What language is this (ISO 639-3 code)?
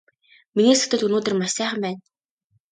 mon